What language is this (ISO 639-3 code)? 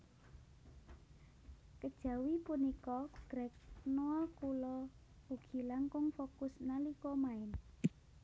jav